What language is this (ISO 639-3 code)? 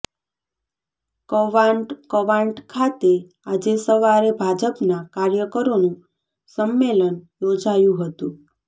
guj